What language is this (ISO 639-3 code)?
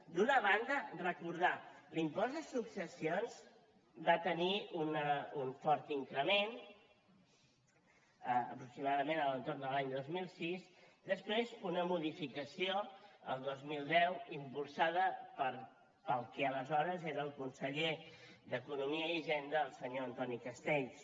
cat